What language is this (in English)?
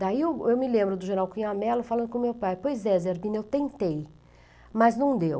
Portuguese